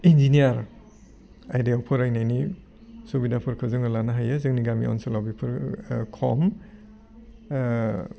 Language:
Bodo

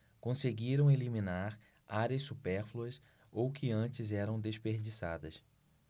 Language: Portuguese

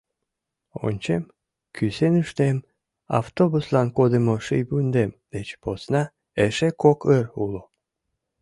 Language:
Mari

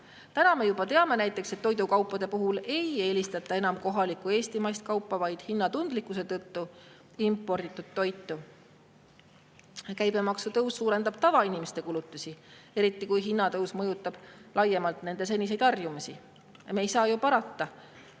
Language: Estonian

